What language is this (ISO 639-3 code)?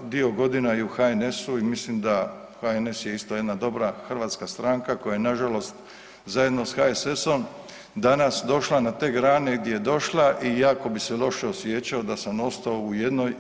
hrv